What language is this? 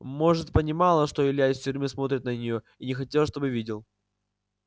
Russian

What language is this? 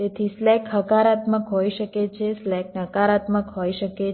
Gujarati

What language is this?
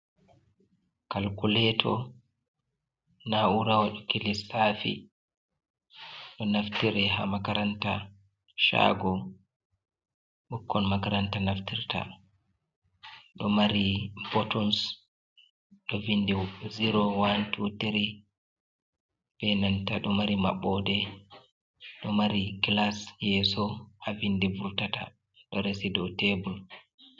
Fula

